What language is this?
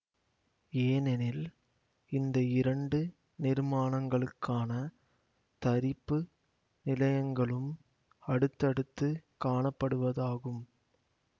Tamil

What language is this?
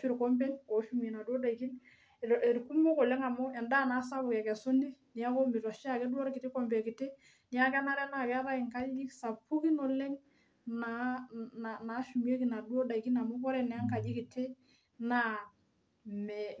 Masai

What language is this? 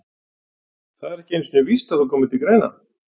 Icelandic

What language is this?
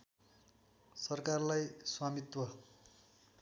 Nepali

